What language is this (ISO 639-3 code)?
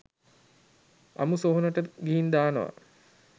sin